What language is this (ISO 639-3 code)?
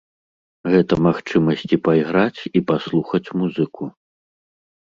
bel